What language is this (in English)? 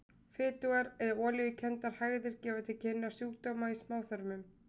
Icelandic